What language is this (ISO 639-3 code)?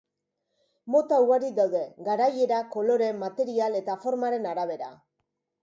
eus